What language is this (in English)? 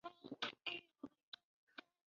Chinese